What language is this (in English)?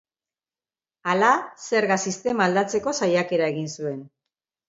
Basque